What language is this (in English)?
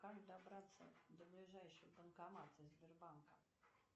Russian